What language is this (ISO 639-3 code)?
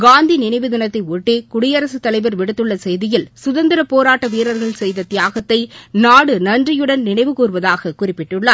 tam